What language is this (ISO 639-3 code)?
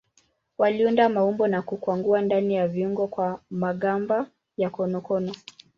swa